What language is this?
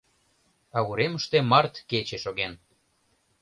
Mari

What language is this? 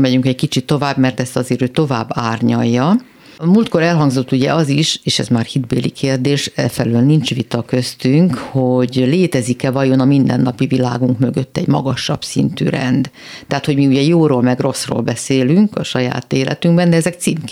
Hungarian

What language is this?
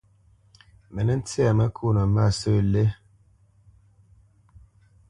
Bamenyam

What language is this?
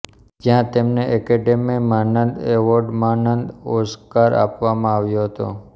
Gujarati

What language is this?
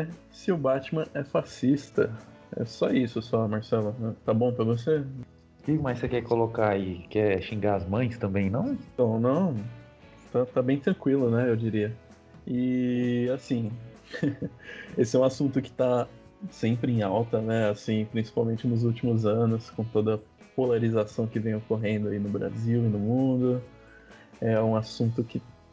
Portuguese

